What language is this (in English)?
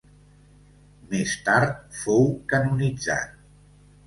Catalan